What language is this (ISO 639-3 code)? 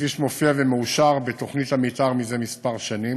heb